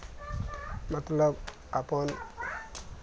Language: Maithili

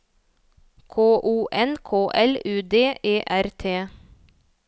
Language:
Norwegian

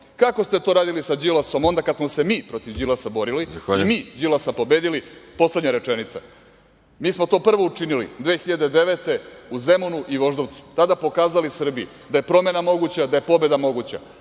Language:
Serbian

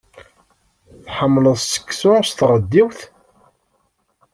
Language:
Kabyle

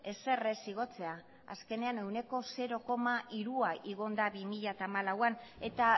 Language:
Basque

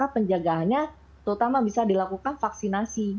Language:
Indonesian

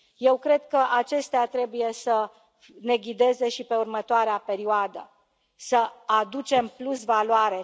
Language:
Romanian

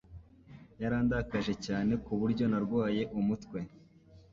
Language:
Kinyarwanda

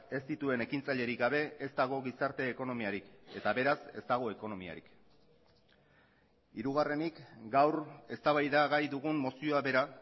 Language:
Basque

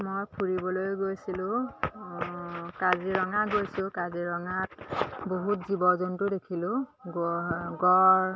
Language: Assamese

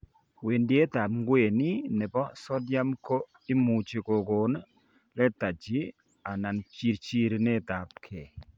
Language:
Kalenjin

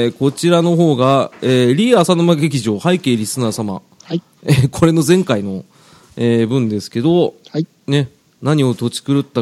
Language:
Japanese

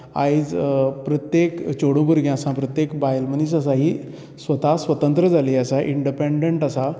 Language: Konkani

